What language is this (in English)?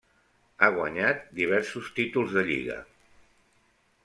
Catalan